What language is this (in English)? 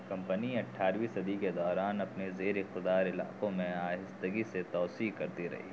Urdu